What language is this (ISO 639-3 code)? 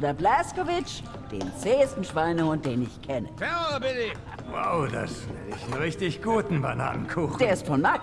deu